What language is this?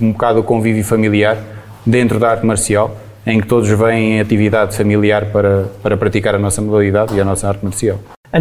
Portuguese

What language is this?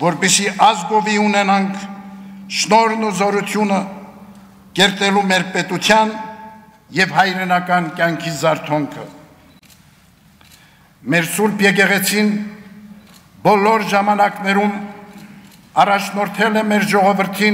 Romanian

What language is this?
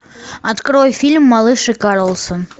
Russian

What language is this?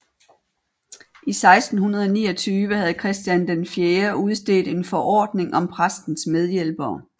Danish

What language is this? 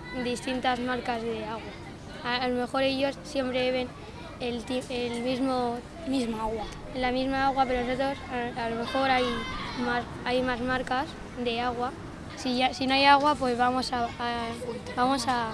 Spanish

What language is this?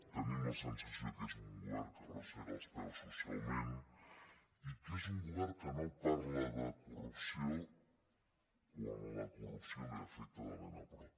Catalan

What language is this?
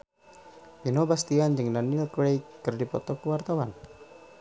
Sundanese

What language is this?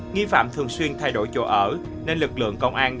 Vietnamese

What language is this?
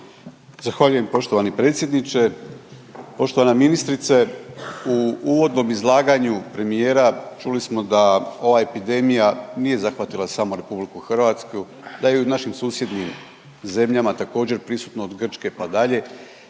Croatian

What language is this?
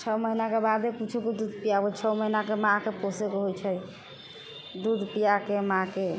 Maithili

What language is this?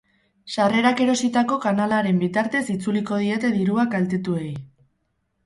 Basque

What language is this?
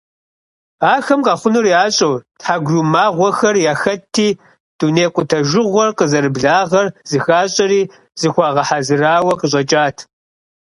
Kabardian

